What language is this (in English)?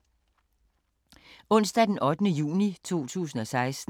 Danish